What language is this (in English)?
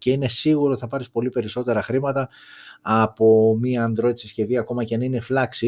Greek